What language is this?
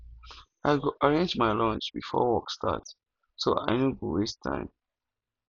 Nigerian Pidgin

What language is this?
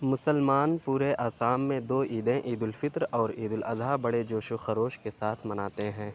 Urdu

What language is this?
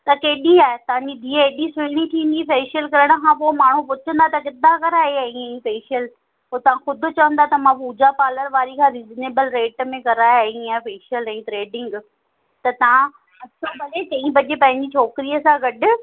Sindhi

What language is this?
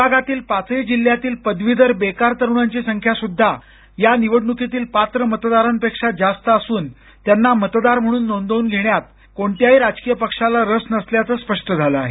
Marathi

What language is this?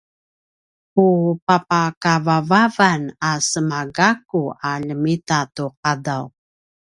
Paiwan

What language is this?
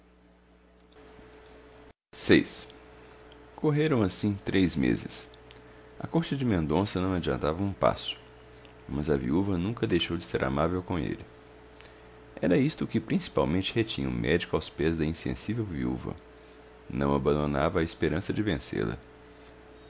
Portuguese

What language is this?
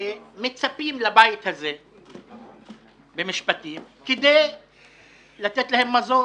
Hebrew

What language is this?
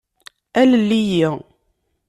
Kabyle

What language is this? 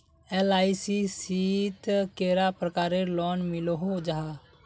Magahi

